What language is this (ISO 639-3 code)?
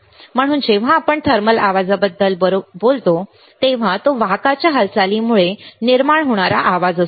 mar